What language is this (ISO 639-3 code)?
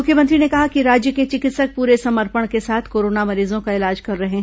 hin